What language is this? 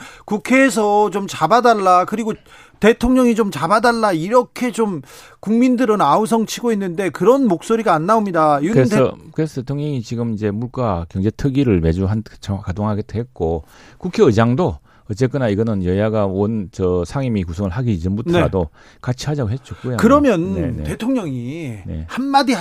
Korean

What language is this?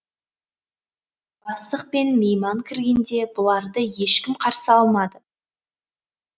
Kazakh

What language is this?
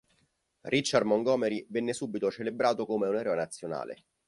Italian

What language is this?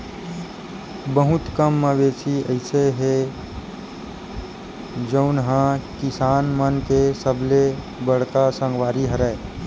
Chhattisgarhi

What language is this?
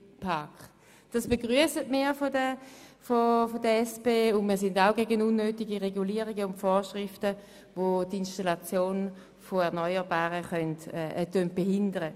Swiss German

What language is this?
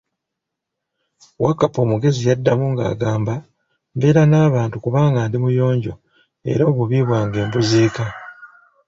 Ganda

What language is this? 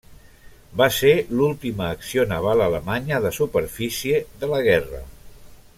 Catalan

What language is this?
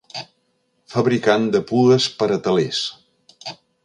Catalan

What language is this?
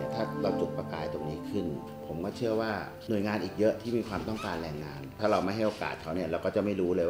Thai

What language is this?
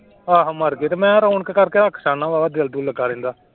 Punjabi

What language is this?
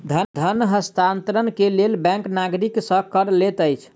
Maithili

